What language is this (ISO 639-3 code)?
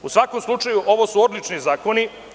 srp